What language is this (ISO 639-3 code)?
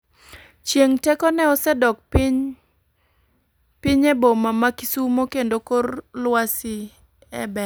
luo